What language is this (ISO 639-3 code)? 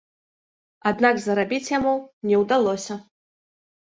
bel